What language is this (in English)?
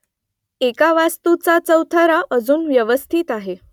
Marathi